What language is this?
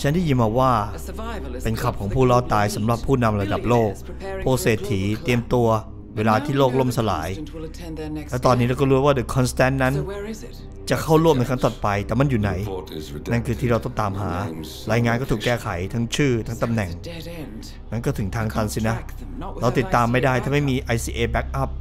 Thai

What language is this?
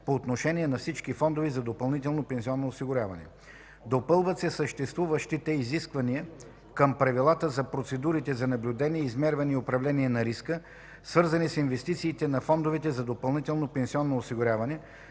Bulgarian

